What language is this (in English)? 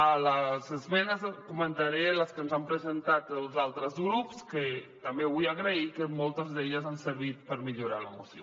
Catalan